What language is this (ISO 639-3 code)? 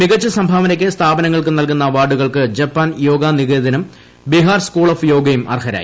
mal